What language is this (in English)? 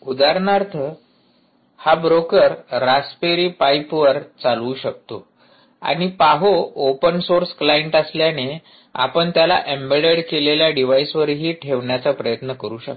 Marathi